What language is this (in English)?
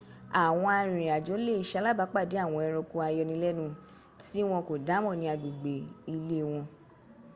Yoruba